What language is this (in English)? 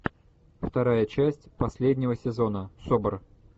Russian